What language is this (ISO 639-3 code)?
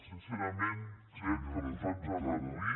cat